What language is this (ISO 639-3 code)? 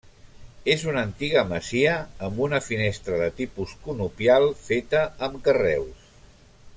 cat